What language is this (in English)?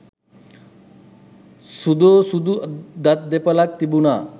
Sinhala